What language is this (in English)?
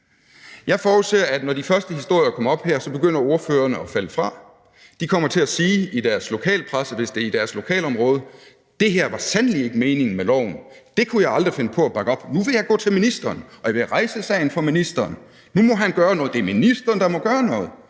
Danish